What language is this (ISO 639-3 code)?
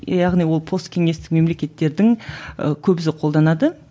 kaz